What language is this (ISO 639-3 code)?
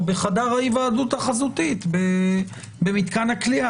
heb